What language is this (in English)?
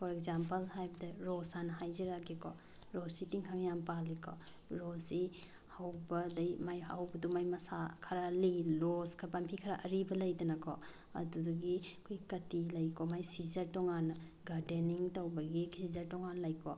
Manipuri